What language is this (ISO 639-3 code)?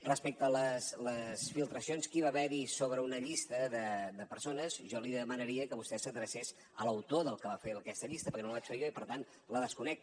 cat